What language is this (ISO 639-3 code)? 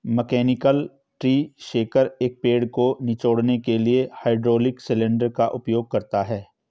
hin